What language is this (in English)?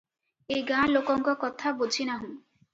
Odia